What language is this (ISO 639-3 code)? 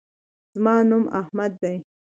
pus